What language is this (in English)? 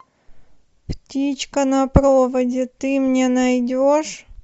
Russian